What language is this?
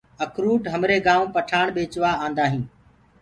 Gurgula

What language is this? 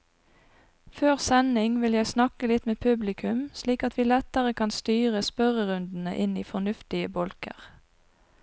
Norwegian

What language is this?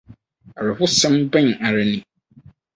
Akan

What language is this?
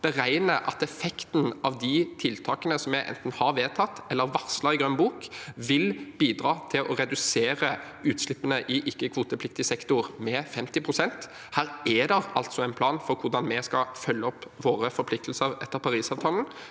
Norwegian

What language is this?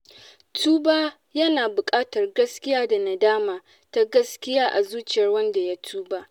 Hausa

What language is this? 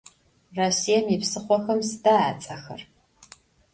Adyghe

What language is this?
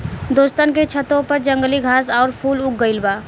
Bhojpuri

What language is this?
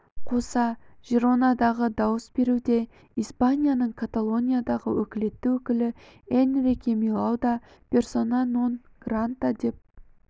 Kazakh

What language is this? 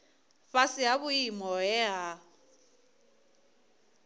Venda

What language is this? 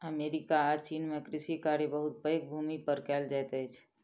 Maithili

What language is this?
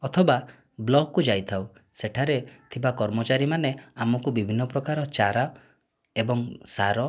Odia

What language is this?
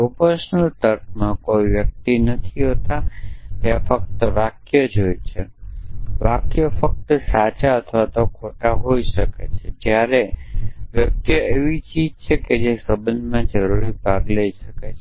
Gujarati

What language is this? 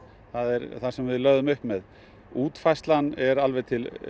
Icelandic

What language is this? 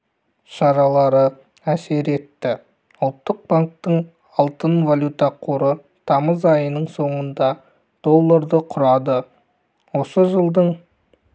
Kazakh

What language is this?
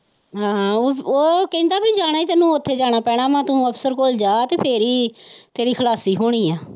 Punjabi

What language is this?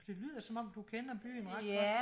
Danish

